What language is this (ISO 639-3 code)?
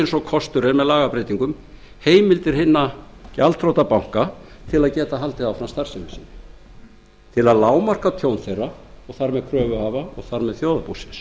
isl